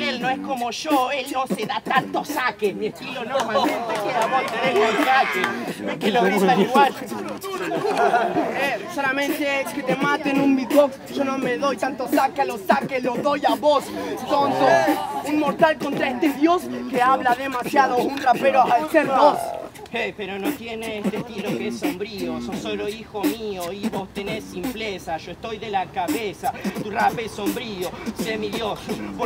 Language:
Spanish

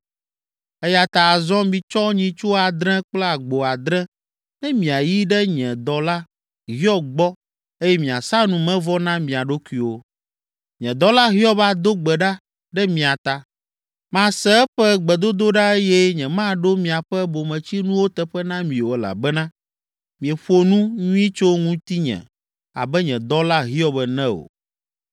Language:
Ewe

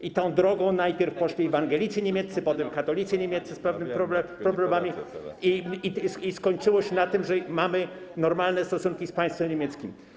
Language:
Polish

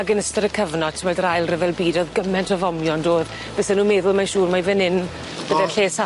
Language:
Welsh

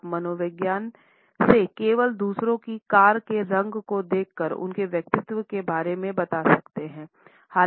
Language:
Hindi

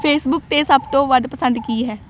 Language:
Punjabi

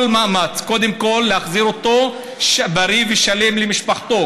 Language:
Hebrew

